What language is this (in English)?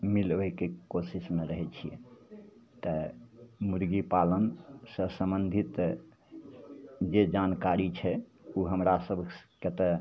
Maithili